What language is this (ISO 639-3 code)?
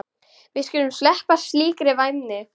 isl